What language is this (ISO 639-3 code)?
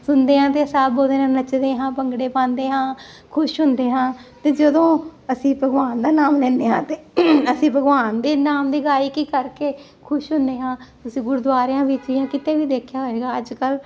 pan